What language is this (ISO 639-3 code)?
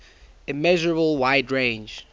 eng